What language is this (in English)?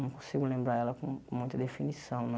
Portuguese